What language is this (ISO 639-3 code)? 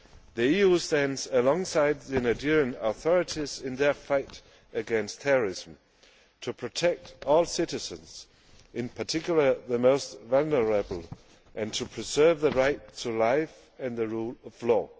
eng